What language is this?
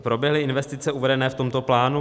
Czech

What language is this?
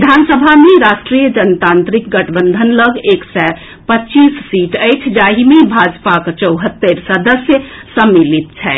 Maithili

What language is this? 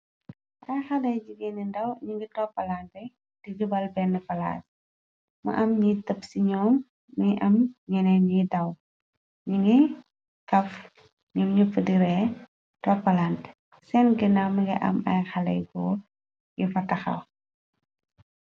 Wolof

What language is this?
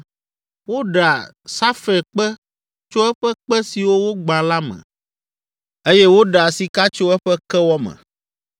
Ewe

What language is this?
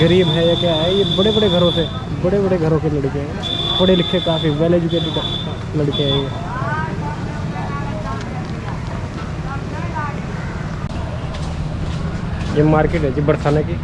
Hindi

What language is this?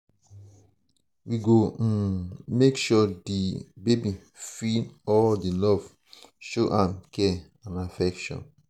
Nigerian Pidgin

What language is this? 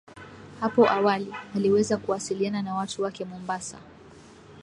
Swahili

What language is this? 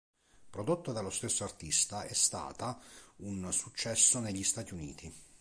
Italian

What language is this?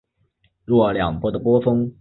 Chinese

